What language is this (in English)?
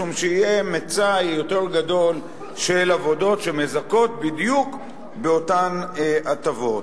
Hebrew